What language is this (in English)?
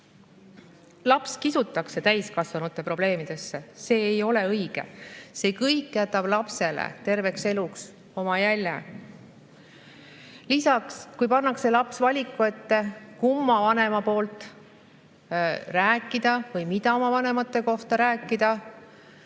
Estonian